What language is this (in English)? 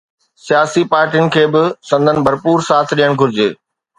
Sindhi